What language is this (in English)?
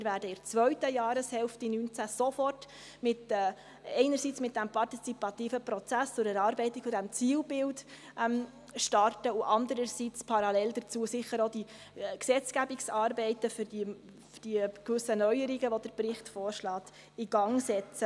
Swiss German